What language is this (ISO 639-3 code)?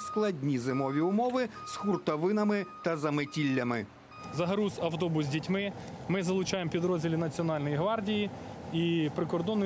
ukr